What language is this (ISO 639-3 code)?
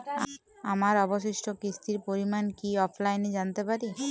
ben